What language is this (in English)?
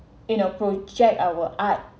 English